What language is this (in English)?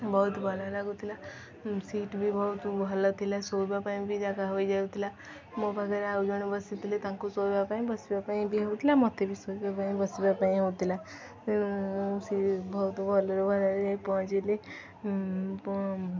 Odia